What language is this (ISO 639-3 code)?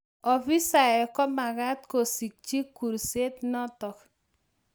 kln